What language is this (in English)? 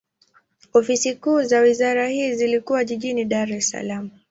Swahili